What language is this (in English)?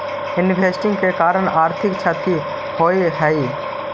Magahi